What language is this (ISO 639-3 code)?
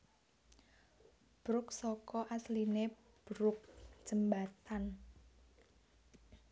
jav